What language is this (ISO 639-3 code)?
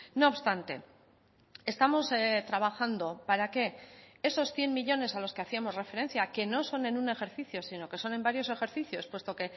spa